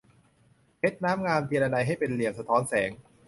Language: Thai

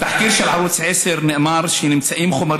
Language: Hebrew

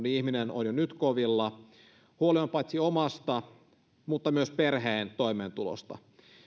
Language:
Finnish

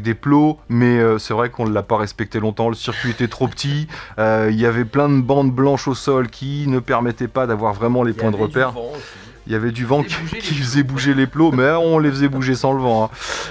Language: French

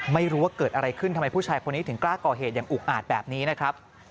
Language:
Thai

